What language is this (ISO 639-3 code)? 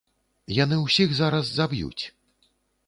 bel